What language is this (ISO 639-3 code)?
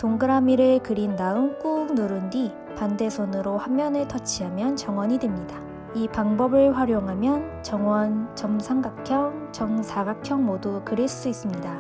kor